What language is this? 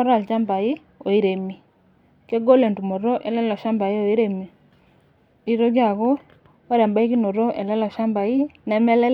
Masai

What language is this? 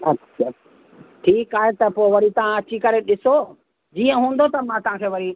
Sindhi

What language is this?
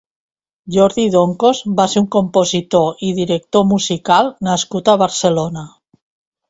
Catalan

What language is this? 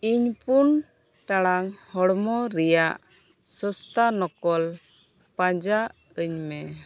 Santali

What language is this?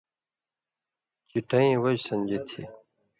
Indus Kohistani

